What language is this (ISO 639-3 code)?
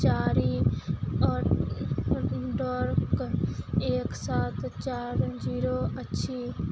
mai